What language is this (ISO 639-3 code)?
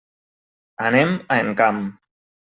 cat